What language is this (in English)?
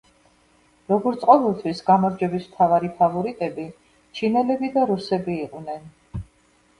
Georgian